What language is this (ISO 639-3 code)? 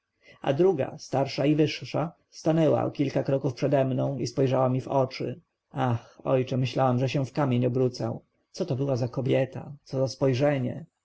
pol